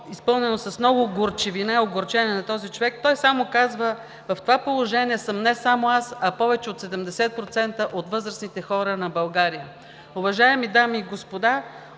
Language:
Bulgarian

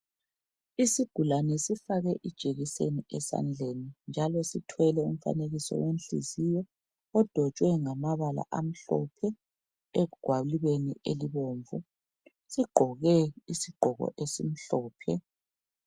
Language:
North Ndebele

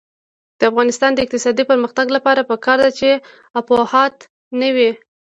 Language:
Pashto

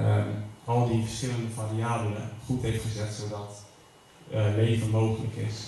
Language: Dutch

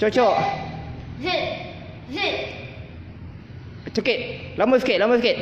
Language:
Malay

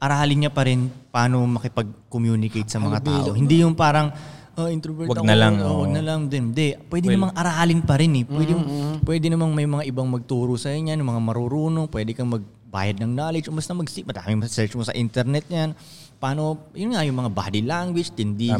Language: Filipino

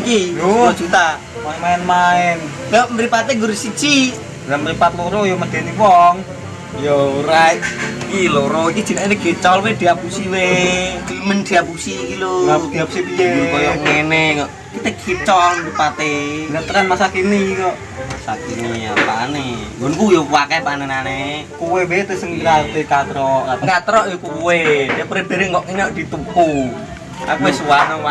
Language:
Indonesian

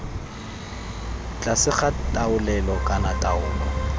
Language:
Tswana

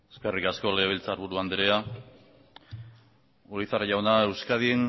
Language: Basque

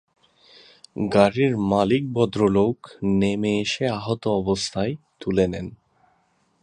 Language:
Bangla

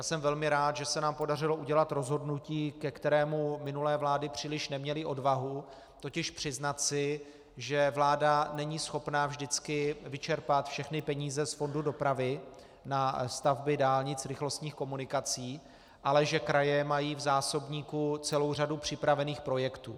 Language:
Czech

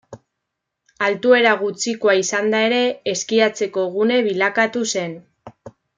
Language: Basque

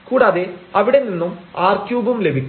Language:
Malayalam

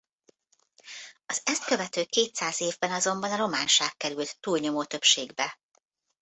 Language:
Hungarian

